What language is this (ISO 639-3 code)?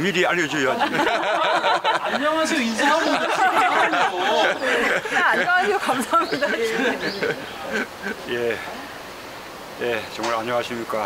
kor